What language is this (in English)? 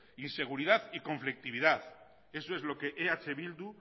Spanish